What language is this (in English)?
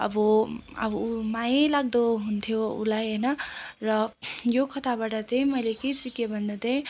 Nepali